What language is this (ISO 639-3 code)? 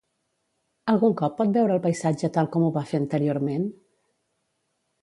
cat